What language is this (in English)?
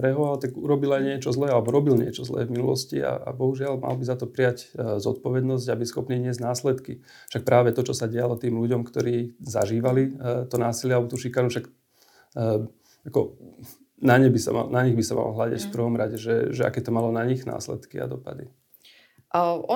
Slovak